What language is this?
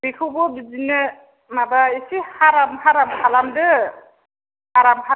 Bodo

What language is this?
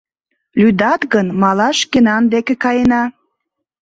Mari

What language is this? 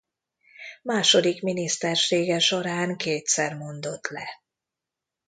Hungarian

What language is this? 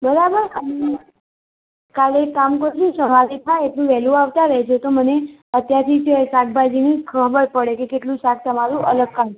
Gujarati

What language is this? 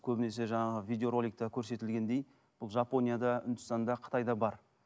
Kazakh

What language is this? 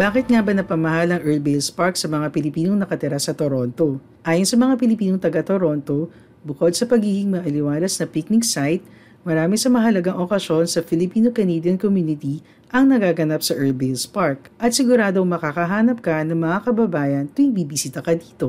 Filipino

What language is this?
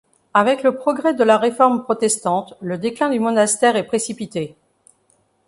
French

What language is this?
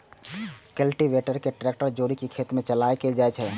Maithili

